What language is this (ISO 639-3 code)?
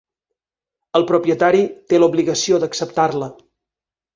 cat